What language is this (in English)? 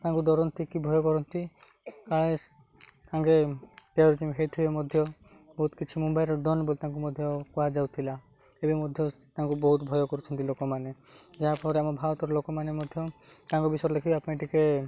Odia